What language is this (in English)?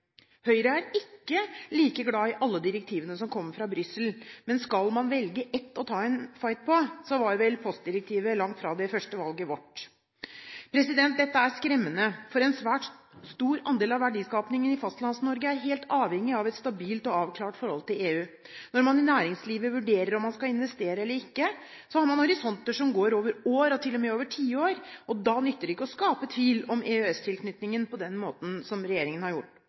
Norwegian Bokmål